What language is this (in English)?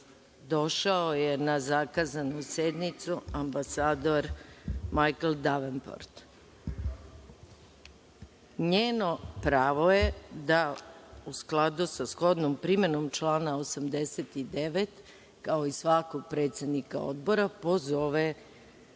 Serbian